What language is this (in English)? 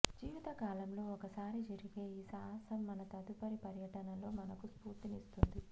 Telugu